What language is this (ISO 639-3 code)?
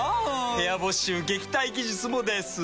jpn